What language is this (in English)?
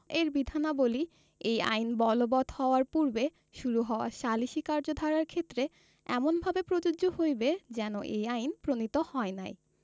Bangla